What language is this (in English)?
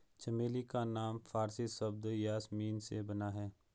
Hindi